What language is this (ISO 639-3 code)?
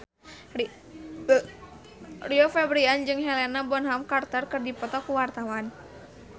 sun